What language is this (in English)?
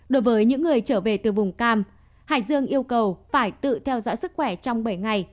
Vietnamese